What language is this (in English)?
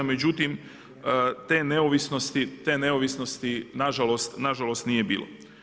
Croatian